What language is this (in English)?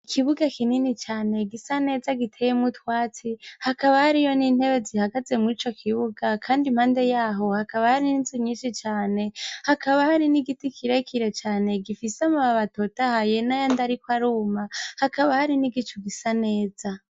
Rundi